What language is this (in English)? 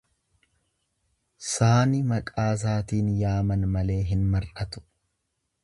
Oromo